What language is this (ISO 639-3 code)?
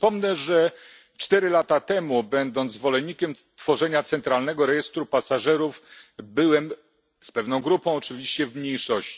pol